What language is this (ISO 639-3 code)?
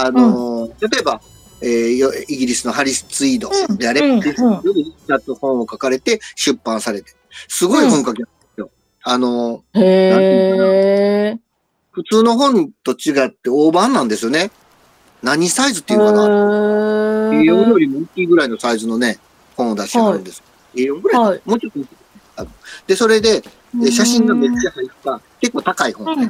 jpn